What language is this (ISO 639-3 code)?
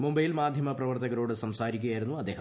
mal